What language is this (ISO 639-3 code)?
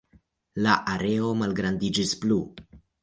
epo